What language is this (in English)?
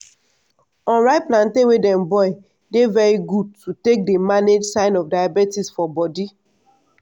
Nigerian Pidgin